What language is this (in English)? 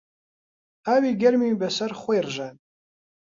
Central Kurdish